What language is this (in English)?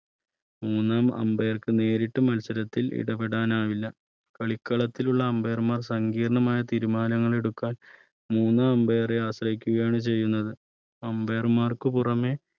Malayalam